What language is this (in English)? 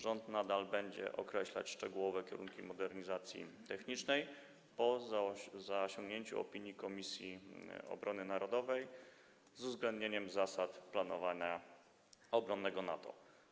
Polish